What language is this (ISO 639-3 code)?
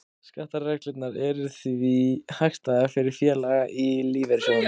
isl